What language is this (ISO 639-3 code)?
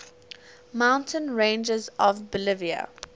eng